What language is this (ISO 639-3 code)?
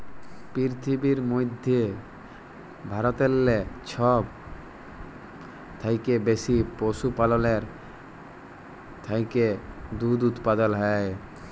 ben